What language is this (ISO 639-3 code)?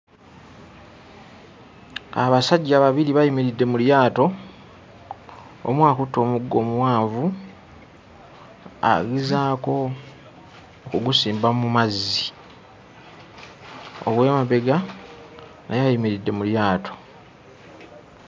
lug